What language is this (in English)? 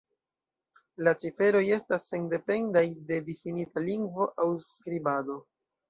Esperanto